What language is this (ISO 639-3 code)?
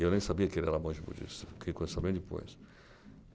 por